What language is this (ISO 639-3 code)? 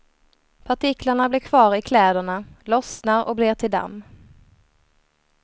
swe